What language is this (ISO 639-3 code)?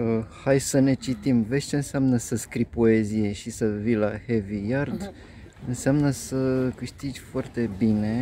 ron